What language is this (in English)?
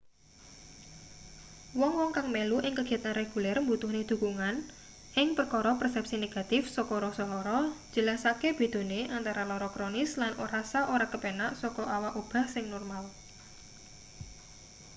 Javanese